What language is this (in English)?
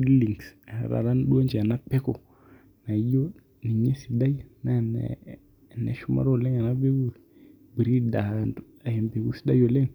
Masai